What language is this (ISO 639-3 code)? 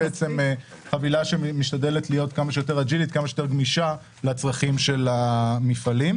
heb